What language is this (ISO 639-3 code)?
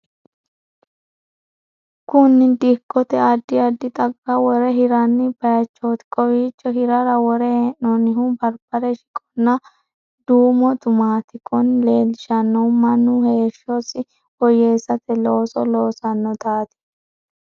sid